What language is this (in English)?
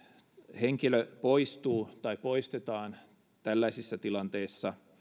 Finnish